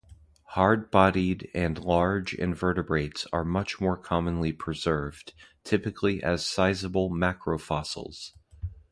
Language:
English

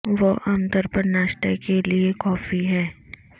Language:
Urdu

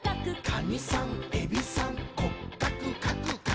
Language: Japanese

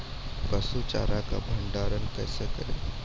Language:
Maithili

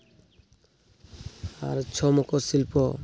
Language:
Santali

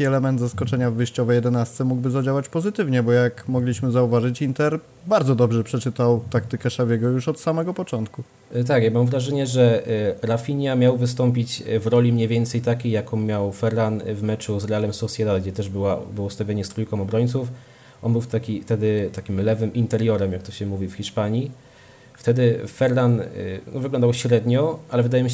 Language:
Polish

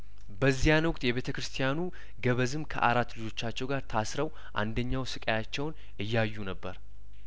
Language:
Amharic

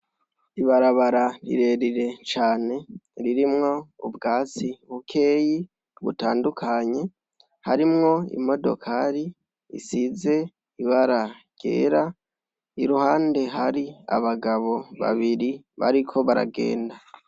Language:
Rundi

